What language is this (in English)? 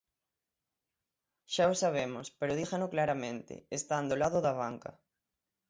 Galician